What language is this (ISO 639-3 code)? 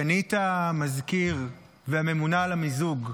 heb